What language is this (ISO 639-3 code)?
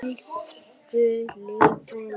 isl